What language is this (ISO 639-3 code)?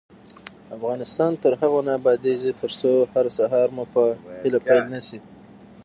pus